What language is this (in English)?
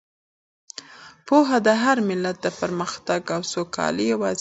Pashto